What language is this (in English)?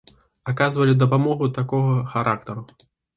Belarusian